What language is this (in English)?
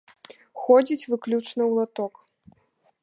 Belarusian